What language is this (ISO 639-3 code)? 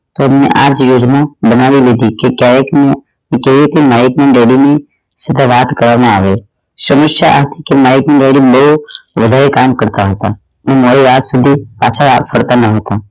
guj